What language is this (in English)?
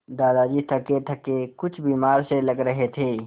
Hindi